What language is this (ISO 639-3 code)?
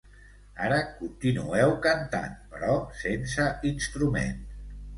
cat